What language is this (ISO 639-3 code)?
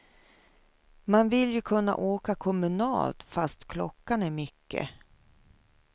swe